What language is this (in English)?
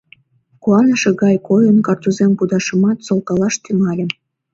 Mari